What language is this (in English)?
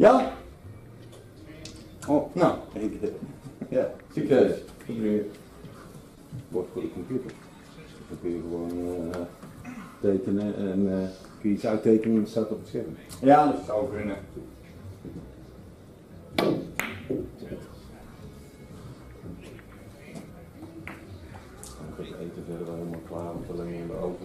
Dutch